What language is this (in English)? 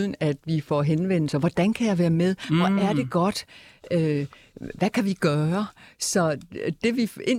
Danish